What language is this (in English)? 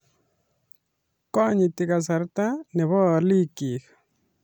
Kalenjin